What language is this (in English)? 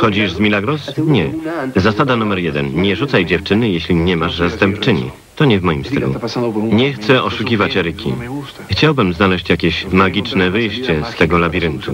Polish